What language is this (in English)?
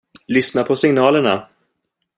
Swedish